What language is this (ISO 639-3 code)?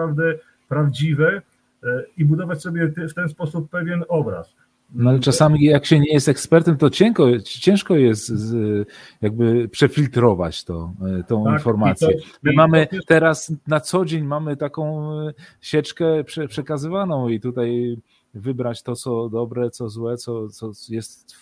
pol